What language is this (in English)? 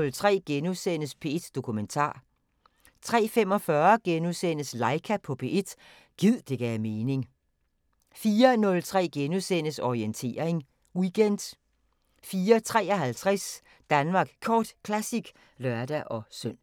Danish